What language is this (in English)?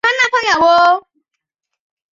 Chinese